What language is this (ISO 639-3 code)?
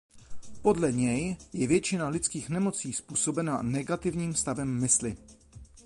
ces